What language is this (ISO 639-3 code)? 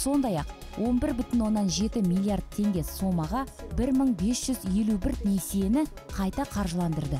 rus